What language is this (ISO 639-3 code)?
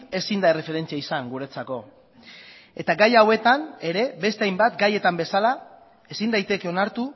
eus